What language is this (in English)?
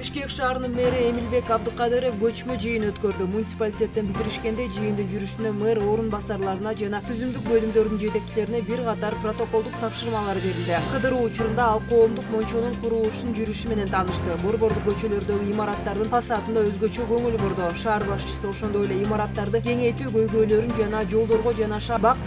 Turkish